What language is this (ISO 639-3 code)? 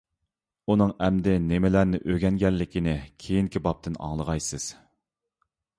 uig